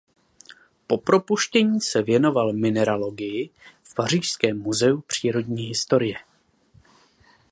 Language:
Czech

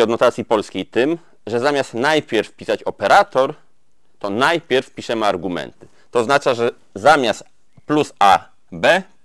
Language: Polish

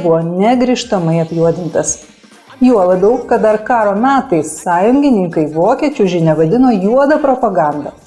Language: Lithuanian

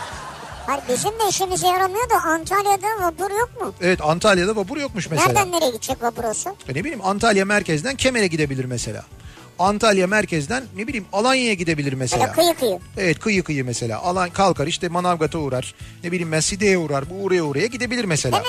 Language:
Turkish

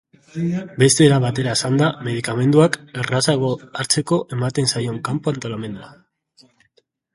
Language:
Basque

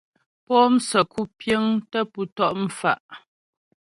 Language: Ghomala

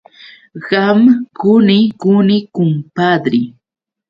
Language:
Yauyos Quechua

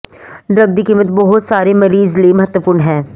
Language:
Punjabi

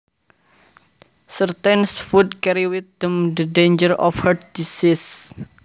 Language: Javanese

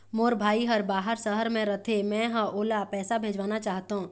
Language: Chhattisgarhi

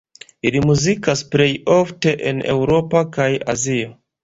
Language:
Esperanto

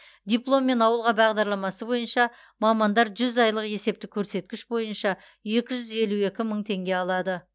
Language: Kazakh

